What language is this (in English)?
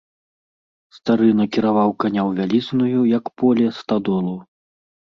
Belarusian